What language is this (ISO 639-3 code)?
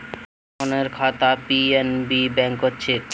mag